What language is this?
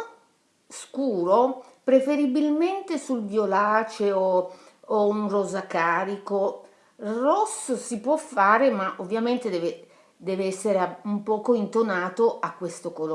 Italian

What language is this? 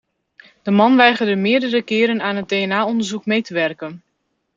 Dutch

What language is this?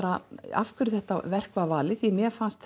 Icelandic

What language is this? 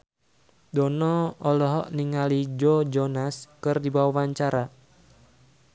Sundanese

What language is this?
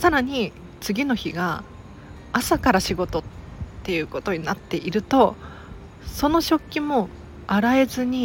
Japanese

